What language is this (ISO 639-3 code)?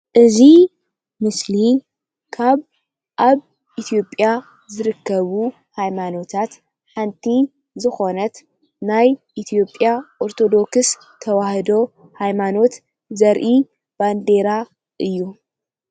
tir